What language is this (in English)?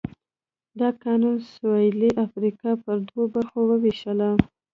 Pashto